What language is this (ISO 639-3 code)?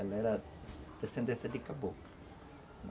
por